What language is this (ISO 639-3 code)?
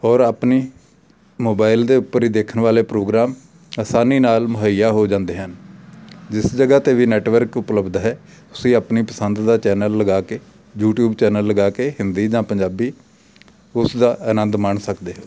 pan